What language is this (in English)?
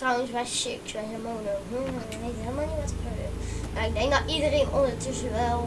Dutch